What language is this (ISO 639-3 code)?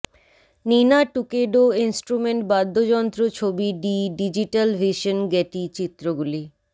ben